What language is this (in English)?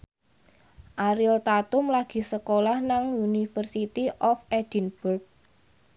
Javanese